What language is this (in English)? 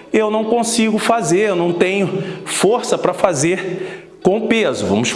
Portuguese